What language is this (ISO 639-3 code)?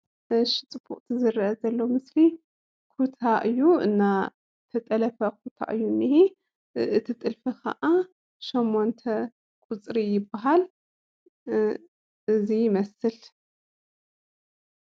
tir